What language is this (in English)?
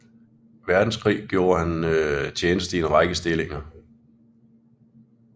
Danish